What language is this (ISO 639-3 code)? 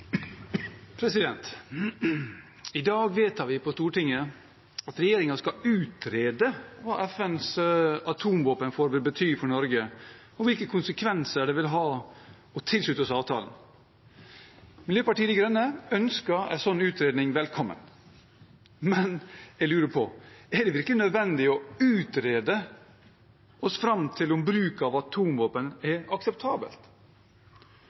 nor